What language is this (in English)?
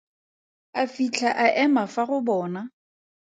Tswana